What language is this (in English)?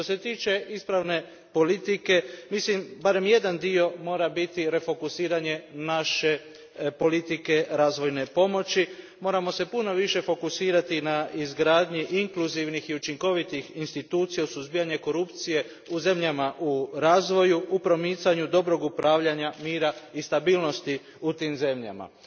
Croatian